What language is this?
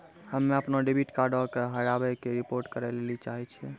Maithili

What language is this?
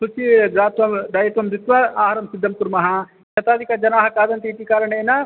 Sanskrit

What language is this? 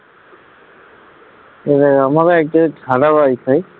Bangla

